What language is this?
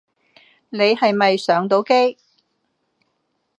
Cantonese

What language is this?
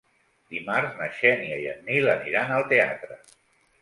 Catalan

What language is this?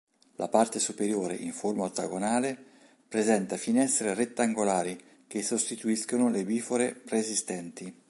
Italian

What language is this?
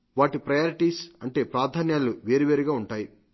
Telugu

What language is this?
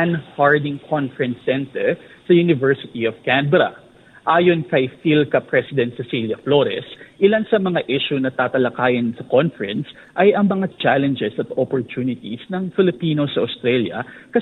Filipino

